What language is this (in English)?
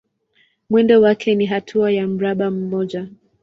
Swahili